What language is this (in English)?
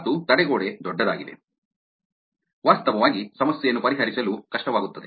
Kannada